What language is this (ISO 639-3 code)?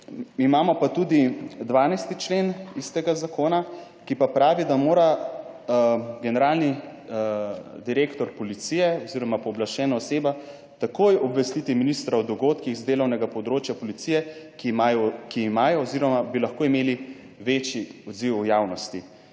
slv